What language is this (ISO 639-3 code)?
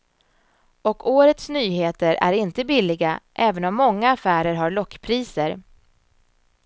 swe